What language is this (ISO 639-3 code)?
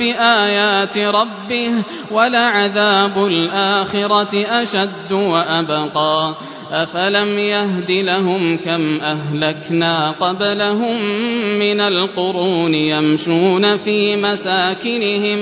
ara